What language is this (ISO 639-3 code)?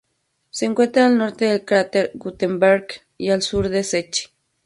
spa